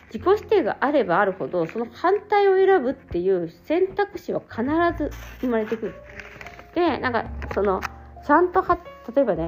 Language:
Japanese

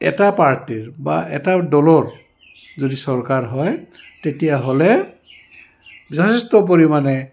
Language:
Assamese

